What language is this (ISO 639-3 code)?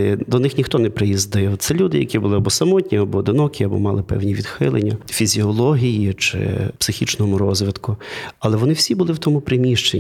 ukr